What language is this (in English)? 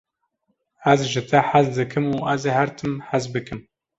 Kurdish